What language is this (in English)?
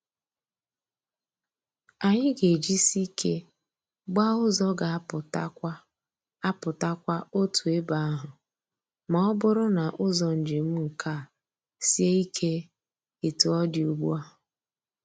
Igbo